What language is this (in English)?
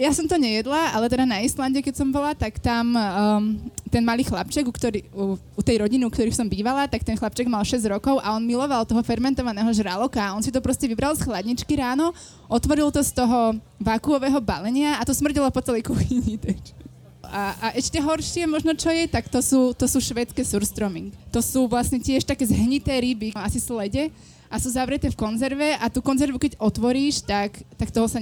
Slovak